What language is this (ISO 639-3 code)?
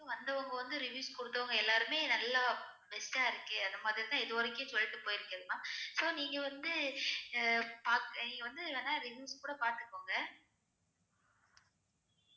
tam